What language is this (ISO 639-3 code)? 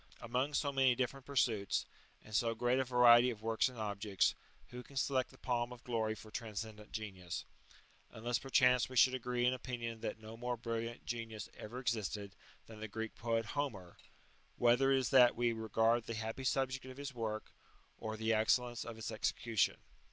eng